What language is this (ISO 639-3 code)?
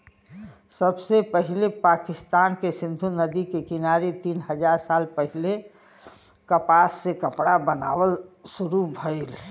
bho